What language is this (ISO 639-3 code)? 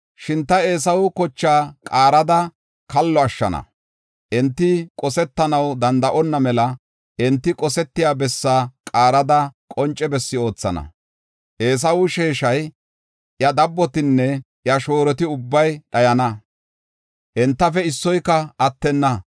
gof